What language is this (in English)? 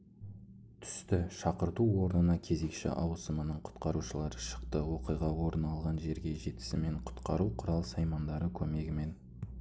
Kazakh